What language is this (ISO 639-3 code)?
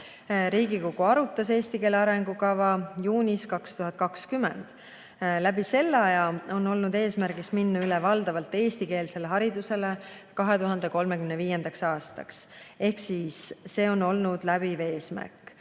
est